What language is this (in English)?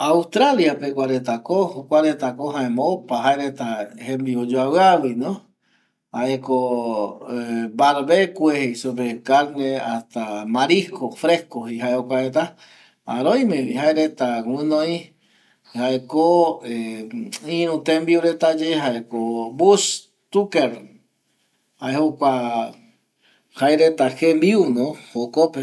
Eastern Bolivian Guaraní